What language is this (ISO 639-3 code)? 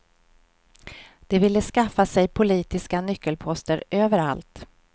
swe